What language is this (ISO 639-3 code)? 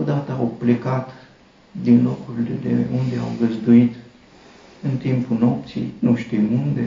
ron